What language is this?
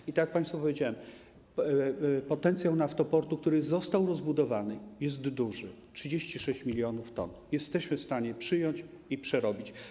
Polish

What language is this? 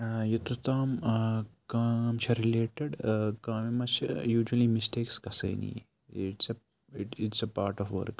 Kashmiri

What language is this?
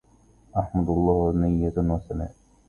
Arabic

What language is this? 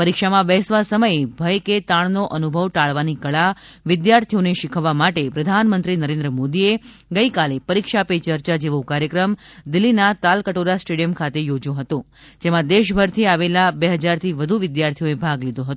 Gujarati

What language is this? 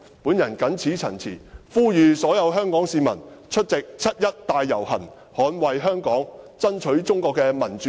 Cantonese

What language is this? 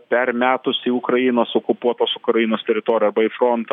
Lithuanian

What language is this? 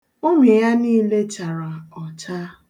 Igbo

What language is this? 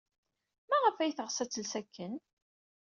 Kabyle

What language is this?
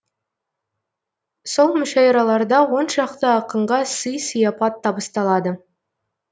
Kazakh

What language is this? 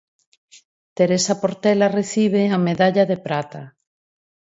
Galician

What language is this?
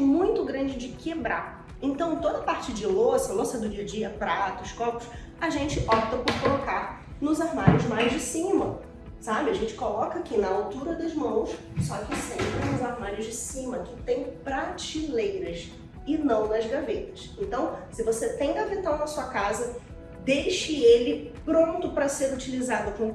Portuguese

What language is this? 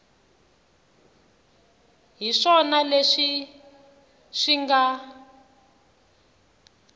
Tsonga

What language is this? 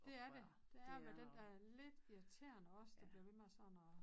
Danish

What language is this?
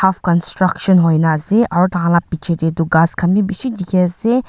Naga Pidgin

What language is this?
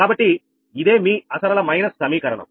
Telugu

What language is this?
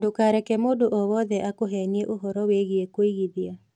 Kikuyu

